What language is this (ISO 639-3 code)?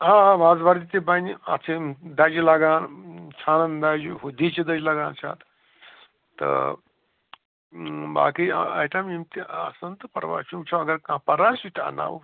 kas